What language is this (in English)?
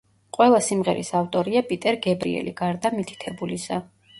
Georgian